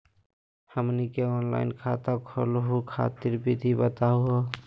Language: Magahi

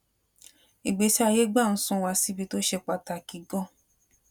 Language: Yoruba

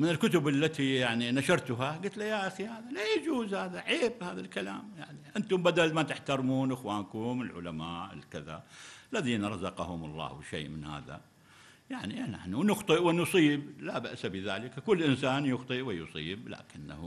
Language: Arabic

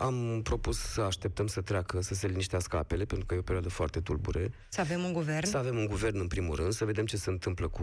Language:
Romanian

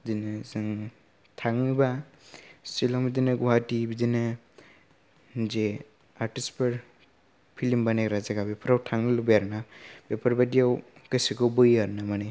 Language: Bodo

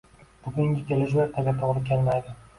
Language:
Uzbek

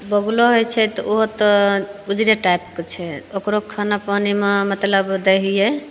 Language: Maithili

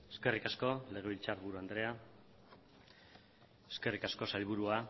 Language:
Basque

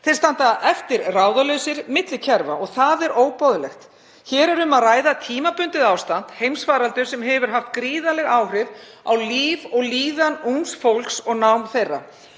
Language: Icelandic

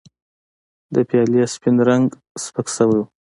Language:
Pashto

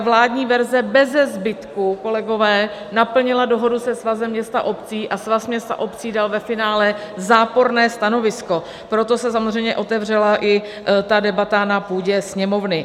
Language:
Czech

